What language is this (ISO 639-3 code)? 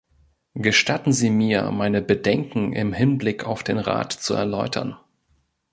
deu